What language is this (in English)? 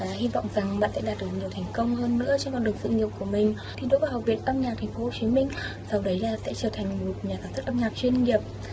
Vietnamese